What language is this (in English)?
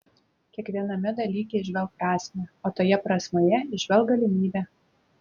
Lithuanian